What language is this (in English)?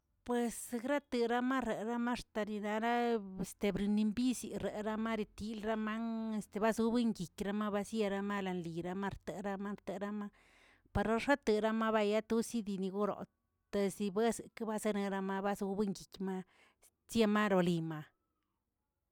Tilquiapan Zapotec